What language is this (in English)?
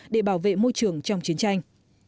Vietnamese